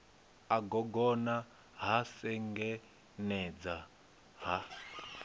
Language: Venda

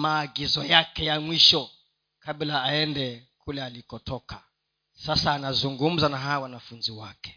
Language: Swahili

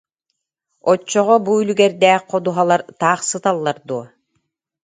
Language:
Yakut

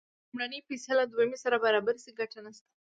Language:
Pashto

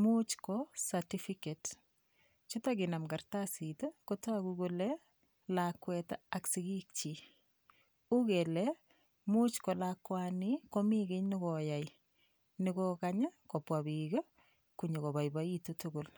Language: Kalenjin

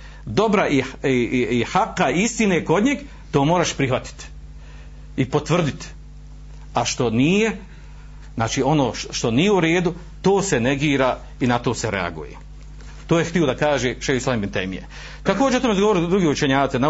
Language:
Croatian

